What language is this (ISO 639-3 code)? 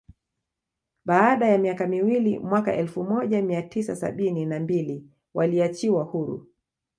swa